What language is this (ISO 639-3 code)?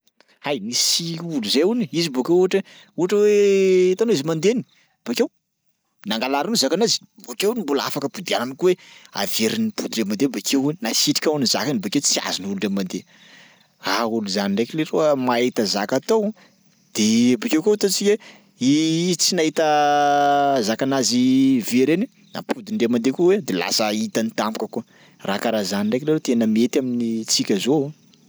skg